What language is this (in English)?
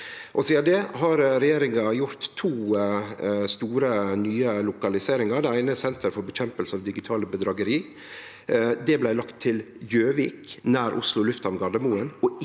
Norwegian